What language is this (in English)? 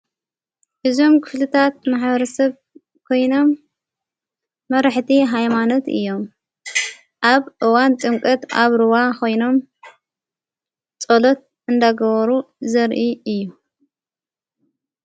Tigrinya